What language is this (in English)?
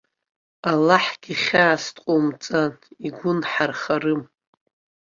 Abkhazian